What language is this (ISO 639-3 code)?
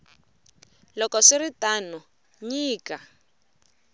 tso